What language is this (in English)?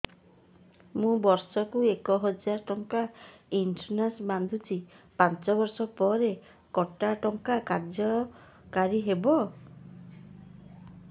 Odia